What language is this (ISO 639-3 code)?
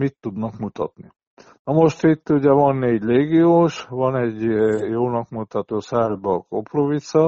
hun